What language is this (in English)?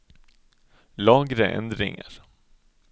Norwegian